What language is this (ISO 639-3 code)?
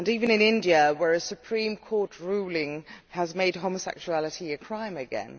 eng